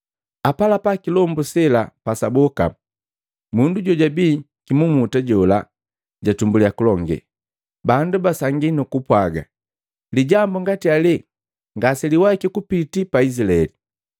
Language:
Matengo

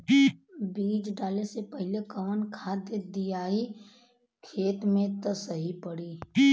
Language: Bhojpuri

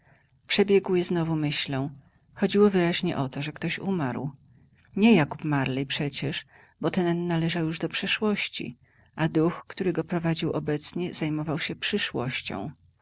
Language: Polish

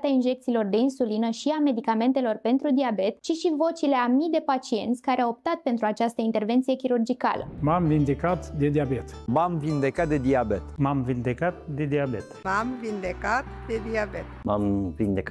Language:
Romanian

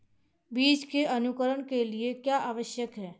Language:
Hindi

